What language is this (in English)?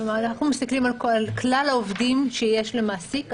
Hebrew